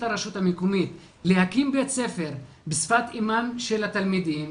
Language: Hebrew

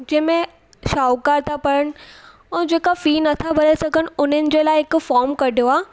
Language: Sindhi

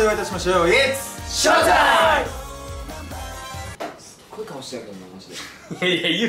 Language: Japanese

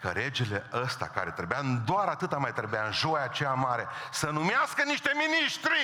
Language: Romanian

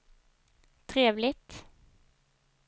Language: Swedish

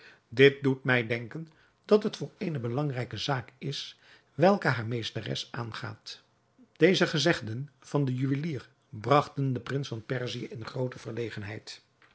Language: Dutch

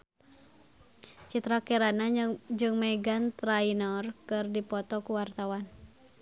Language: Sundanese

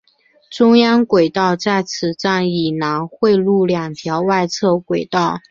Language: Chinese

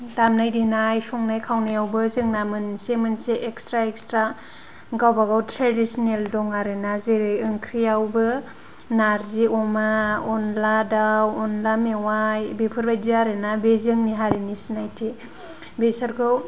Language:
Bodo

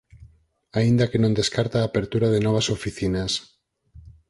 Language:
Galician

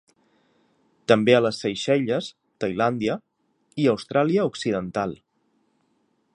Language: Catalan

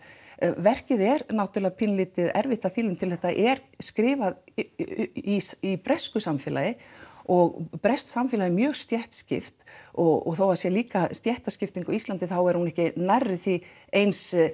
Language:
Icelandic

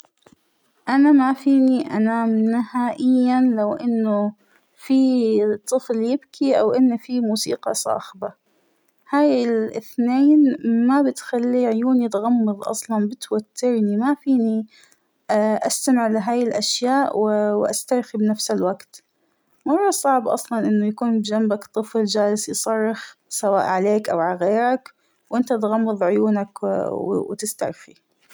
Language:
Hijazi Arabic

